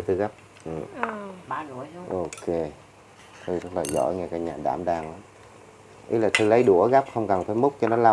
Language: Vietnamese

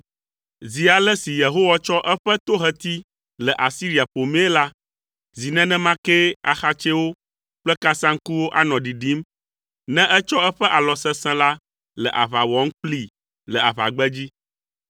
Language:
Ewe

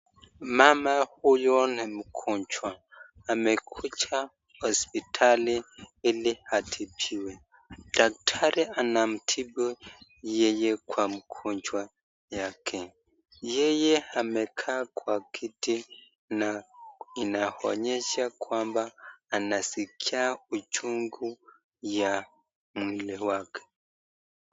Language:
Swahili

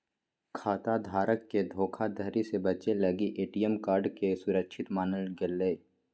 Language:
Magahi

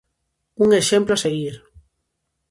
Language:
Galician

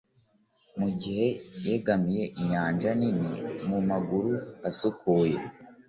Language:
Kinyarwanda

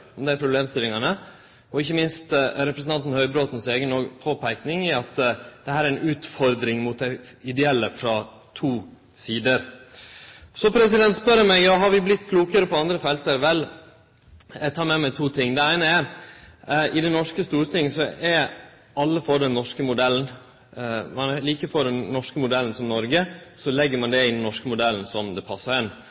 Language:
Norwegian Nynorsk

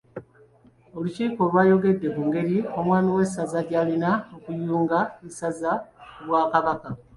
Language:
Ganda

